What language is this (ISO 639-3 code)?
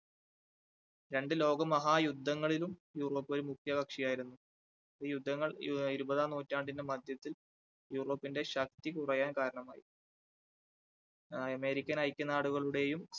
mal